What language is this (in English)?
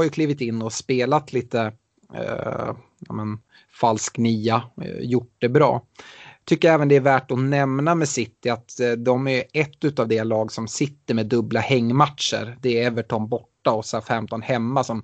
Swedish